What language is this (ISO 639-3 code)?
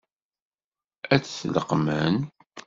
kab